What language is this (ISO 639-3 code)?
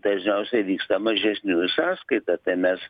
lit